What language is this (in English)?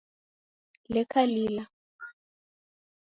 Taita